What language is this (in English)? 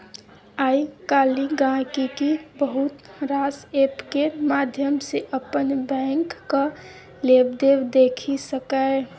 Maithili